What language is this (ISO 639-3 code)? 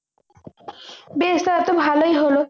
ben